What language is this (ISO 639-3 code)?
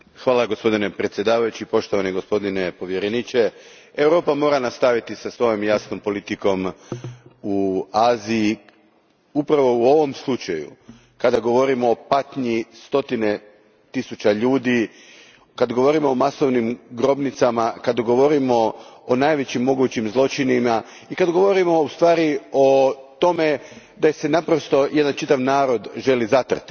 hrv